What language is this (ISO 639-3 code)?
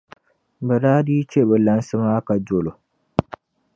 dag